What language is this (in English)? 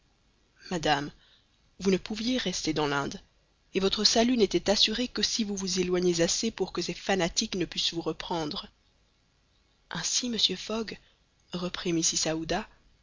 French